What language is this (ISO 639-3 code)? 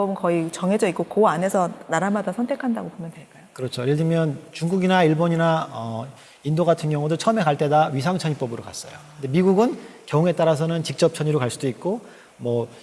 kor